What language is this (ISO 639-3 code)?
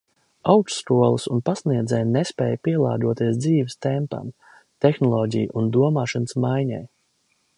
lav